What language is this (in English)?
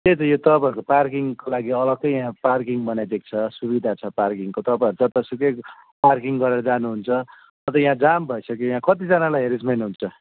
Nepali